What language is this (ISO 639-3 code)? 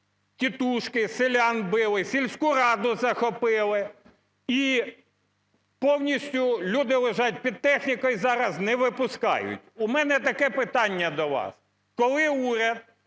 ukr